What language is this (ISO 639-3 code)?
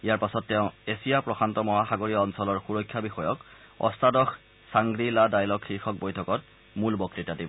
asm